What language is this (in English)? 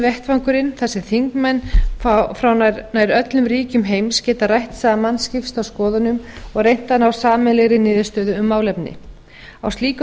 Icelandic